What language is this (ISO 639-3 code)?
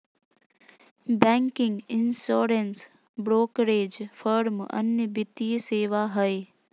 mag